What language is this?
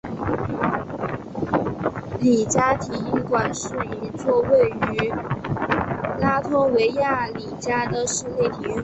Chinese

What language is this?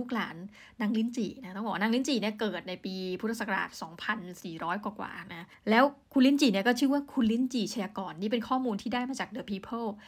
Thai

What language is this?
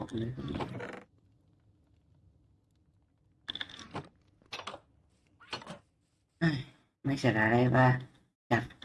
Vietnamese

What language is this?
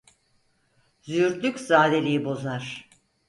Turkish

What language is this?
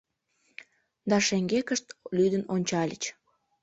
Mari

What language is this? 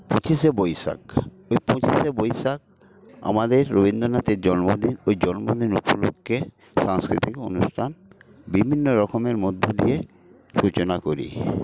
Bangla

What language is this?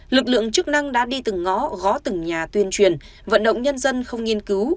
Vietnamese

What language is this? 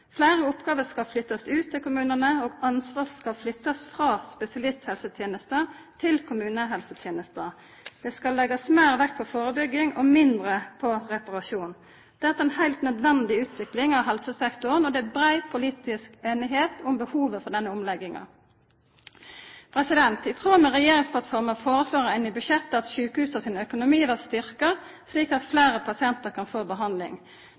Norwegian Nynorsk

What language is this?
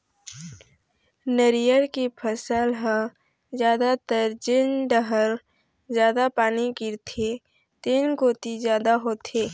Chhattisgarhi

